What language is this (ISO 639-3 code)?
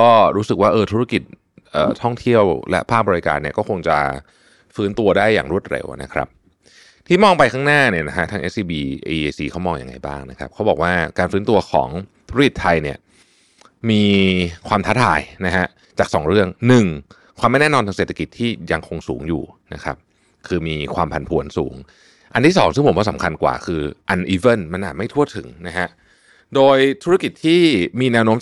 tha